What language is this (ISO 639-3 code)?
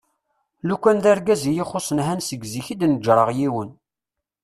kab